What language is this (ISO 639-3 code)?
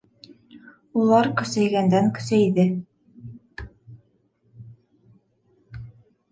bak